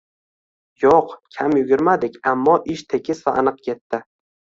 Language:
Uzbek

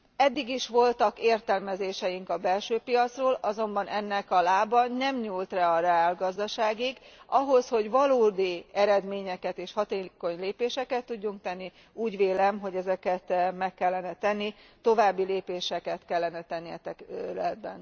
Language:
Hungarian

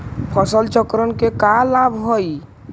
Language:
Magahi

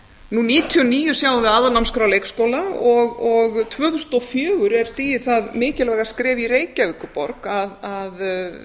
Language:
Icelandic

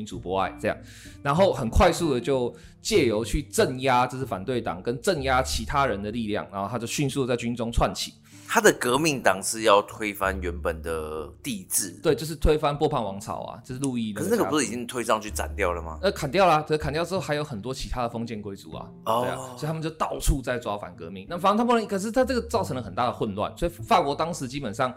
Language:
Chinese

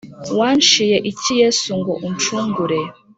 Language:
Kinyarwanda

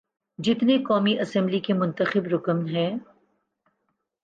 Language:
Urdu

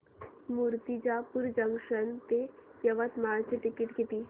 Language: Marathi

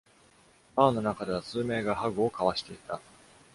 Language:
Japanese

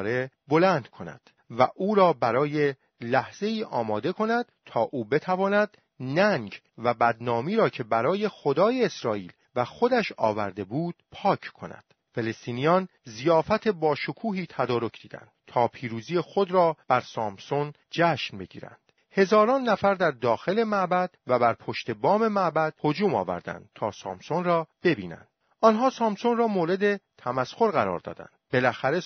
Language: Persian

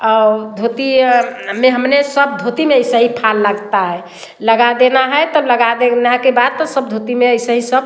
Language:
Hindi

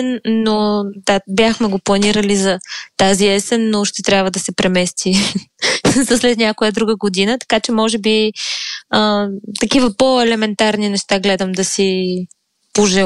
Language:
Bulgarian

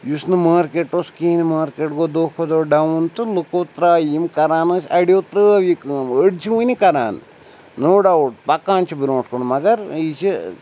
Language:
Kashmiri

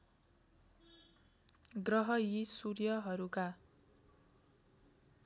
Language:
Nepali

